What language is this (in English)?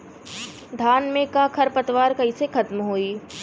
Bhojpuri